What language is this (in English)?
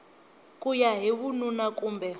Tsonga